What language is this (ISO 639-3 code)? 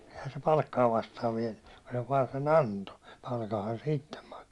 fin